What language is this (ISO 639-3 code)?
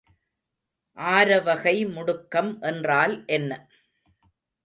tam